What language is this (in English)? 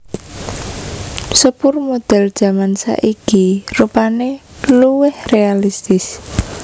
Javanese